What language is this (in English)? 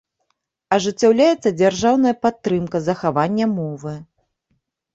Belarusian